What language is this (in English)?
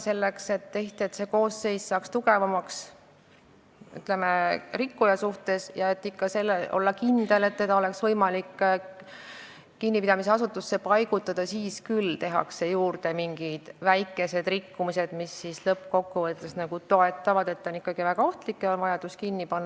Estonian